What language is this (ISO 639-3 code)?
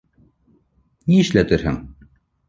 bak